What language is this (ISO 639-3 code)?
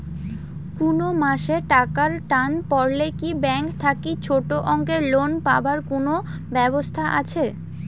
ben